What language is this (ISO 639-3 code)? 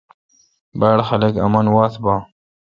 xka